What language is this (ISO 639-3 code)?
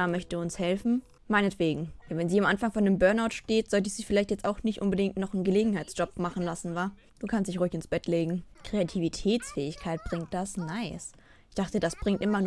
deu